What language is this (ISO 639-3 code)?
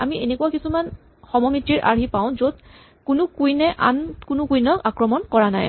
asm